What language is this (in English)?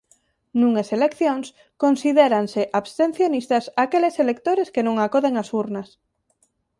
Galician